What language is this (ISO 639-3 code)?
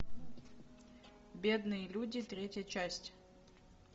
rus